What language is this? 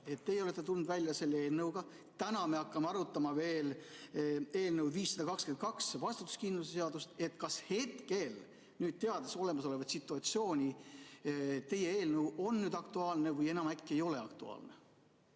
Estonian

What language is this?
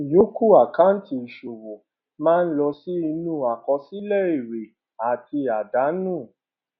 Yoruba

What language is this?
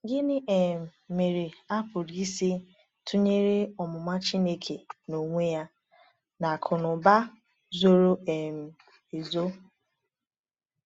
Igbo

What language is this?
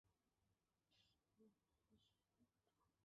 Chinese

